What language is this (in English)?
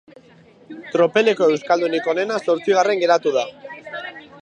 Basque